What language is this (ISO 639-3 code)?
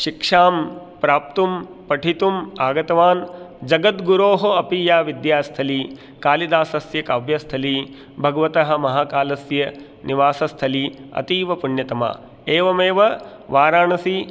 san